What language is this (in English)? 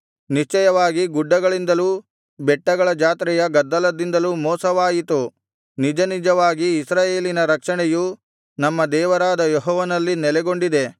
Kannada